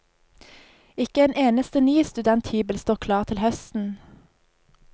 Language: Norwegian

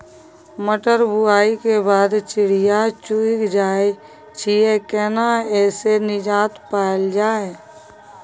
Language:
Maithili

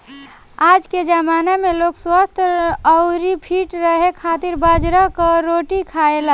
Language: Bhojpuri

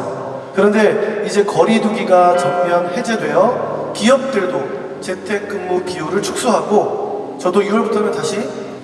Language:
Korean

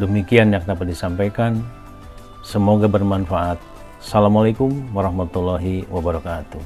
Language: Indonesian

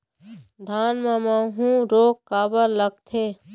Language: Chhattisgarhi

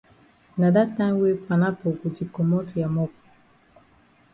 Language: Cameroon Pidgin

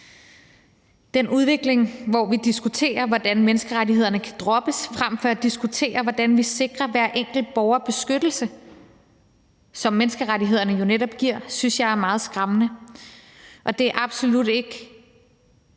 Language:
Danish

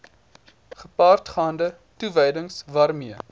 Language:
Afrikaans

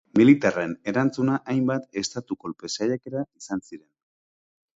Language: Basque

